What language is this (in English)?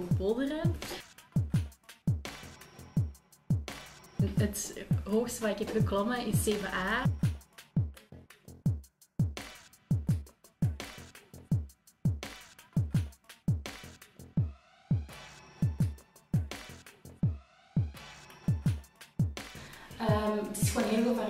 Dutch